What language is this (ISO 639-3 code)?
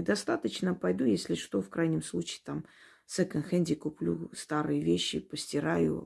rus